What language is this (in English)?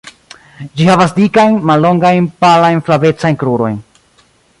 Esperanto